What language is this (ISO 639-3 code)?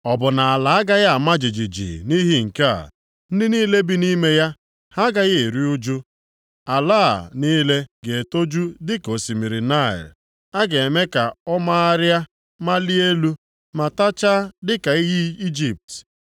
ibo